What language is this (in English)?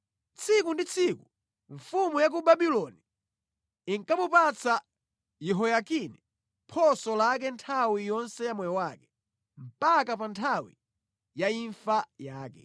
Nyanja